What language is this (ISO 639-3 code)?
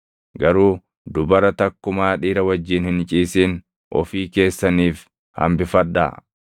orm